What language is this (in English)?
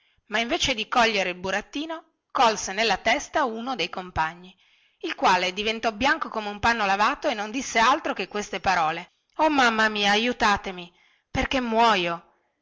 Italian